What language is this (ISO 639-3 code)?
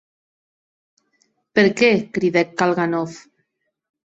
oci